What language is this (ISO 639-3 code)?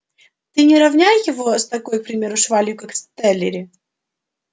rus